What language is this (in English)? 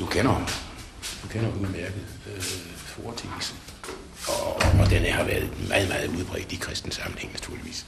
Danish